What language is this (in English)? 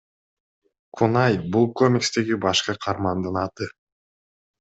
Kyrgyz